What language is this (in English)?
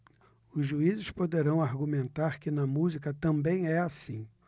Portuguese